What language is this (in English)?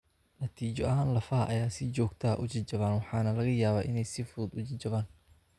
Somali